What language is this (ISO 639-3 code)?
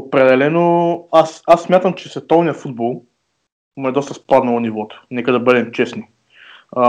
bul